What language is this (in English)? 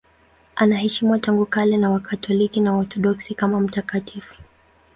Swahili